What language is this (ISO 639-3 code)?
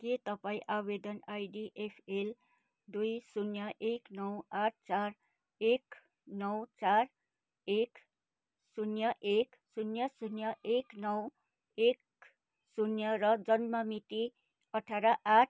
nep